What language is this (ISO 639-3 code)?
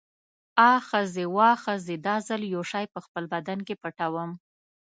pus